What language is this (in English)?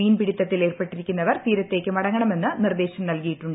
Malayalam